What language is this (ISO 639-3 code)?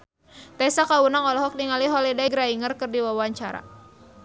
sun